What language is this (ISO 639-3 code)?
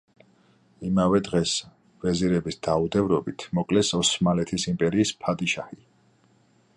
kat